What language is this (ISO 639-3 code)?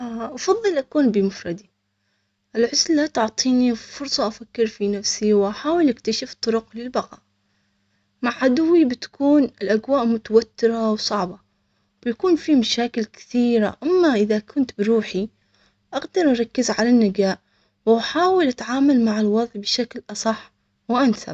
acx